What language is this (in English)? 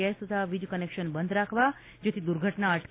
Gujarati